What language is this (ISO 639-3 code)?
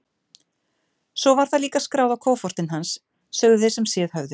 isl